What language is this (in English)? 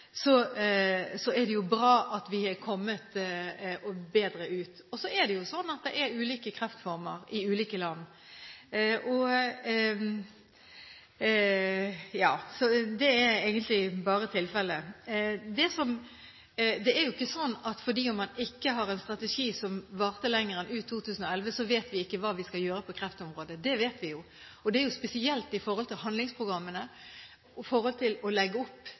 Norwegian Bokmål